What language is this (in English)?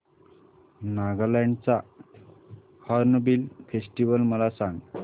Marathi